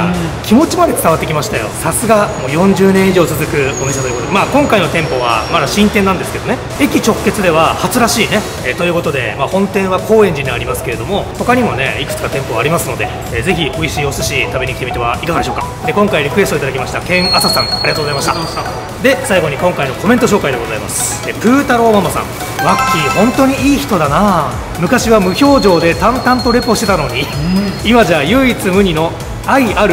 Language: Japanese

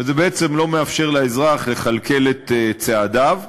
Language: Hebrew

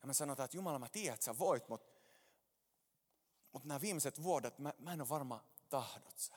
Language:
Finnish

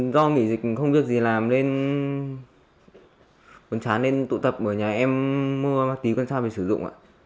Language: Vietnamese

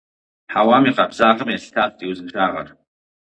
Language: Kabardian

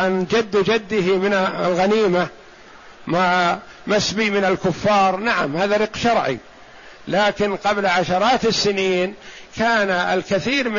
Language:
Arabic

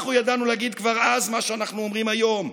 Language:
Hebrew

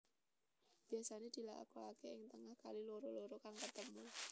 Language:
Javanese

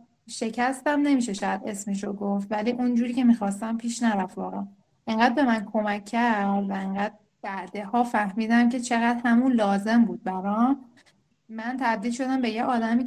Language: Persian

